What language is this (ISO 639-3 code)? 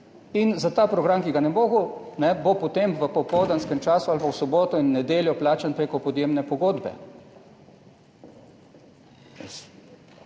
slv